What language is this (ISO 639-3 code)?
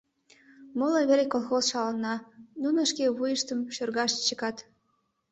chm